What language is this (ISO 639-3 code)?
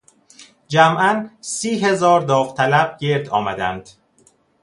fas